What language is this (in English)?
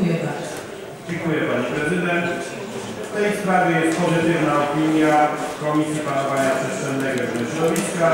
Polish